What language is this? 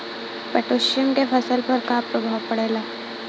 Bhojpuri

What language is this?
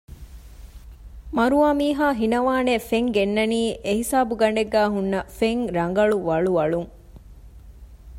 Divehi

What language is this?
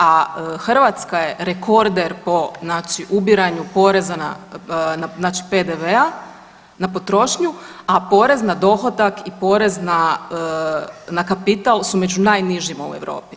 Croatian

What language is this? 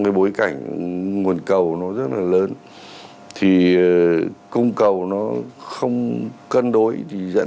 Vietnamese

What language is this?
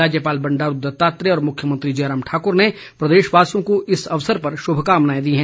Hindi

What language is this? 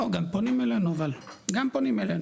Hebrew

